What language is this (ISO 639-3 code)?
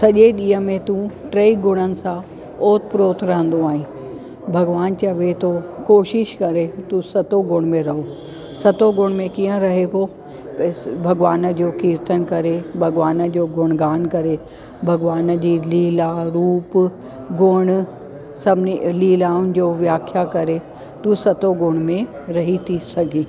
snd